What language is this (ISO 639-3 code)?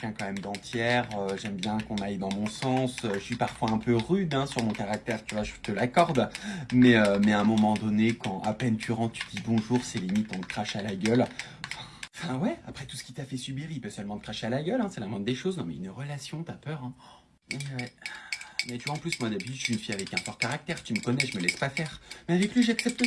fra